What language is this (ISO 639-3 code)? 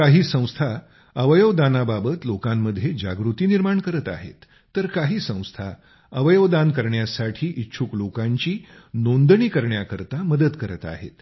mar